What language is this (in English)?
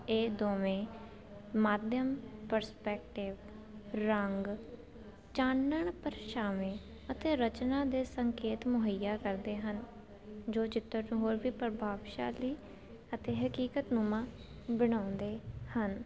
Punjabi